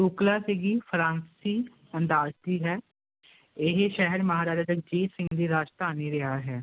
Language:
Punjabi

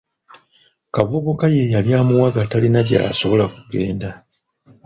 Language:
Ganda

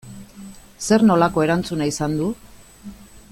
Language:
Basque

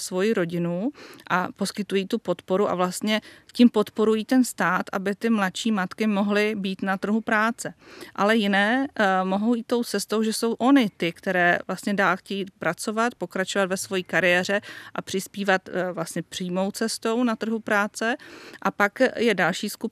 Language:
Czech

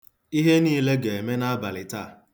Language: Igbo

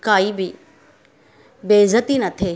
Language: Sindhi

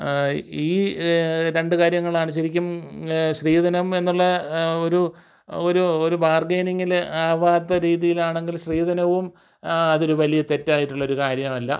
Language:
Malayalam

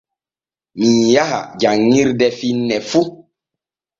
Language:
Borgu Fulfulde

